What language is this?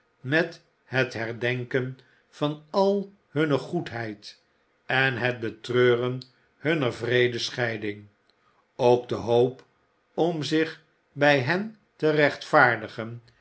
Dutch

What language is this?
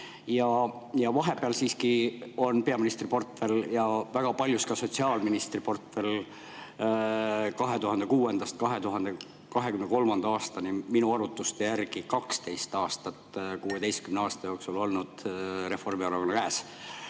Estonian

